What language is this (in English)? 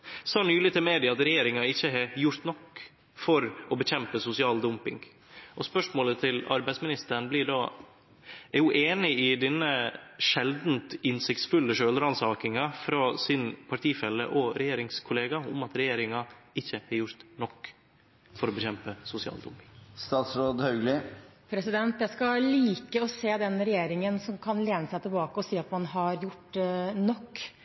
Norwegian